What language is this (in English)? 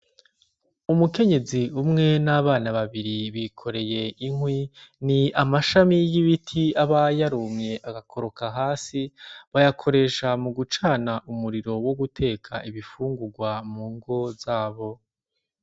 Rundi